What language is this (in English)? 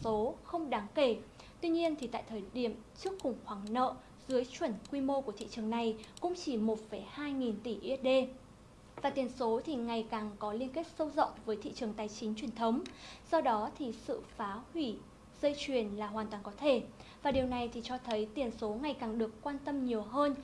Vietnamese